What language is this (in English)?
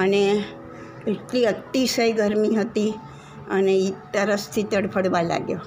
Gujarati